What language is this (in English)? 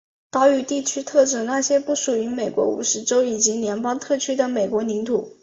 Chinese